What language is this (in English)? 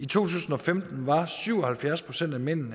Danish